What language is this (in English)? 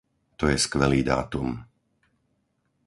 Slovak